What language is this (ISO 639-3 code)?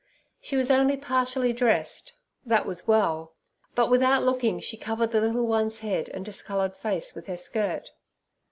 eng